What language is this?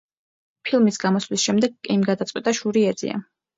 Georgian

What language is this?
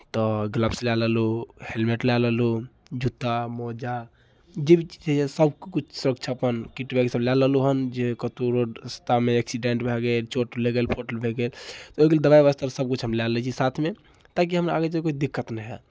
Maithili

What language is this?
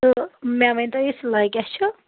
Kashmiri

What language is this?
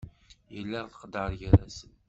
Kabyle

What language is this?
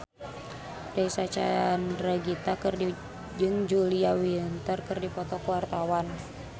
Sundanese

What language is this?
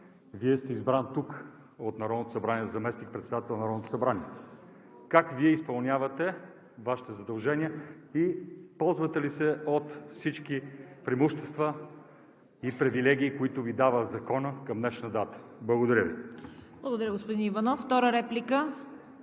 Bulgarian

